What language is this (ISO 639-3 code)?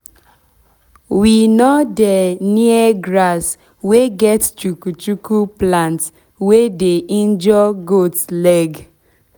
pcm